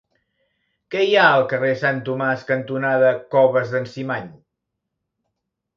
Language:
Catalan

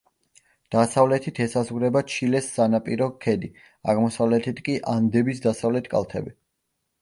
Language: Georgian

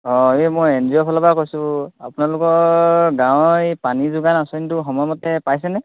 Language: Assamese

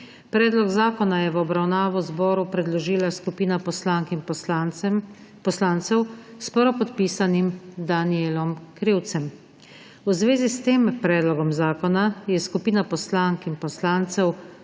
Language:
Slovenian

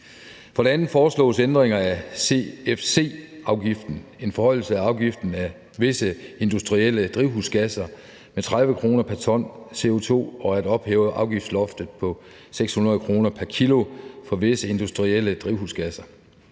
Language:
Danish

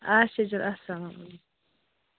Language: Kashmiri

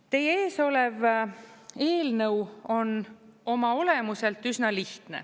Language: Estonian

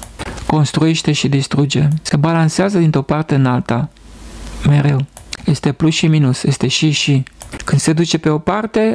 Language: Romanian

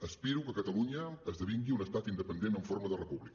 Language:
Catalan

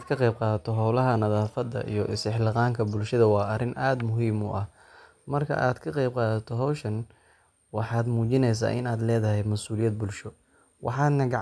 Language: Somali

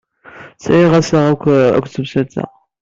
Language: Kabyle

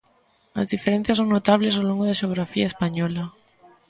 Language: Galician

